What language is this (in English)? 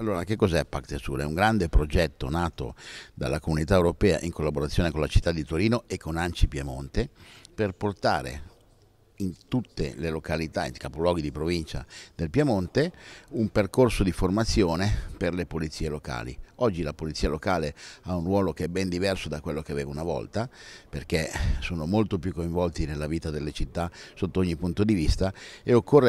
Italian